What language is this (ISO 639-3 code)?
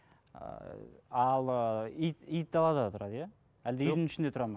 kaz